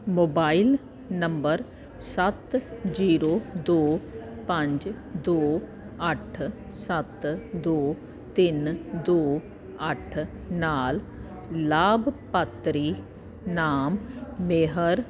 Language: Punjabi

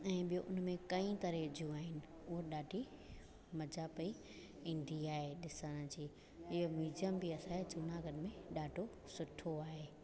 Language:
Sindhi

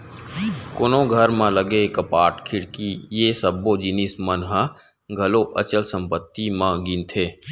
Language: Chhattisgarhi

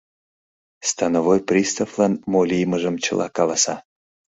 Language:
Mari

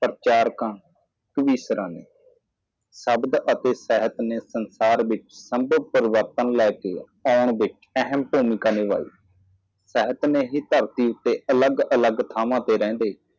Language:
Punjabi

